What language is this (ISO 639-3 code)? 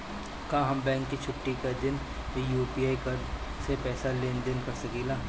bho